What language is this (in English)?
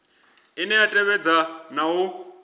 Venda